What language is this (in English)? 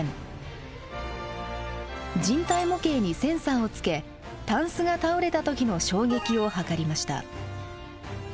Japanese